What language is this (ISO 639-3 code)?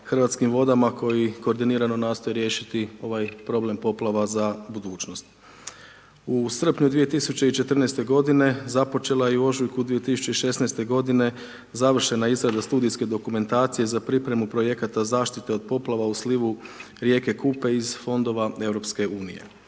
hrv